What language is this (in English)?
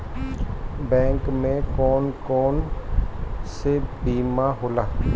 Bhojpuri